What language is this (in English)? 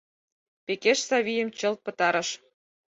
Mari